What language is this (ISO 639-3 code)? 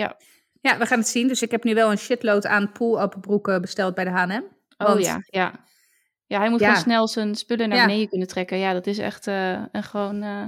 nld